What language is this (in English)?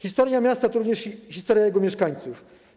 Polish